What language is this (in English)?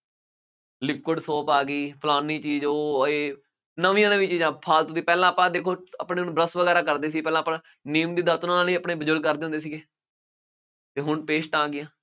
Punjabi